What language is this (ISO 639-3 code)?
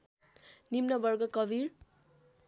nep